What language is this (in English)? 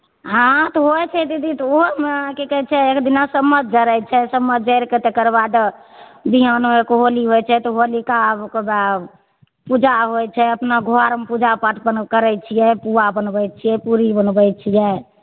Maithili